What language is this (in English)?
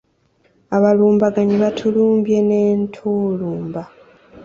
Ganda